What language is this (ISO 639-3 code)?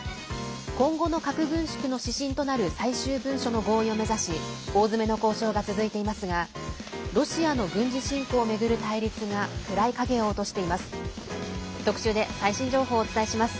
jpn